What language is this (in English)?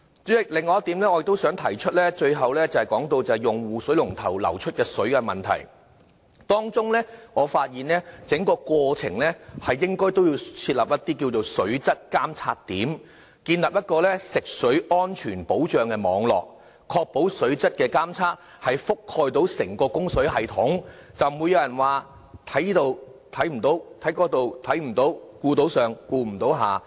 Cantonese